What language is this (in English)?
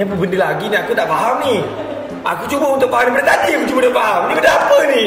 Malay